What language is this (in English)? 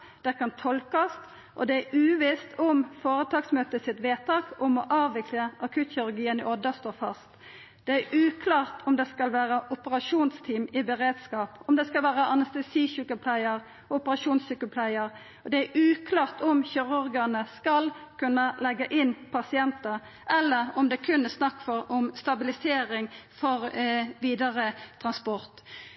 Norwegian Nynorsk